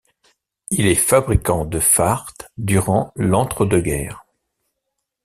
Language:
French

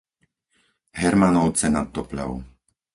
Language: Slovak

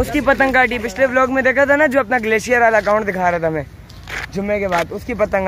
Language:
Hindi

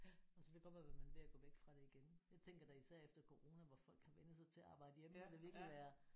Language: Danish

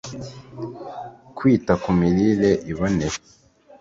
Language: Kinyarwanda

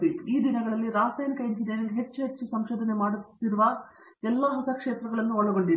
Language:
Kannada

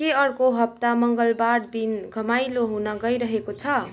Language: Nepali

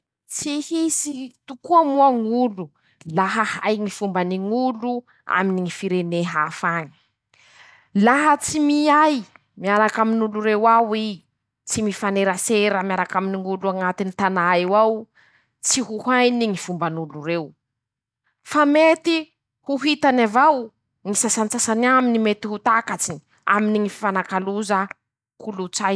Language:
Masikoro Malagasy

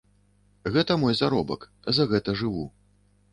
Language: Belarusian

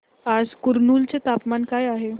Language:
Marathi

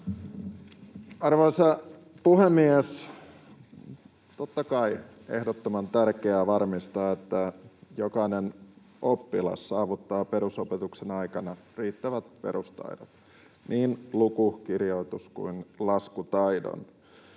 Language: Finnish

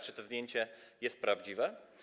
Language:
Polish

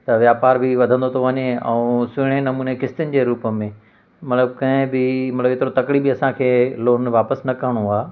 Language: Sindhi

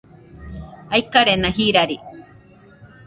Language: Nüpode Huitoto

